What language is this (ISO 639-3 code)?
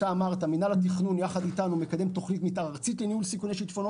heb